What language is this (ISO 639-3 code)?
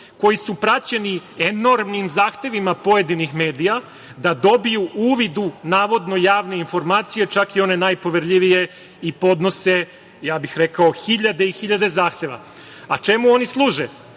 srp